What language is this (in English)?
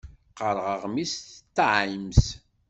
Kabyle